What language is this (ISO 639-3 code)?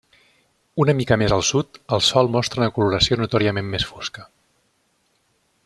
cat